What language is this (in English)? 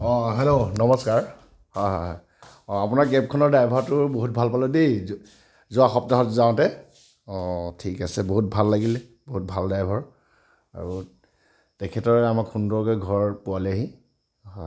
Assamese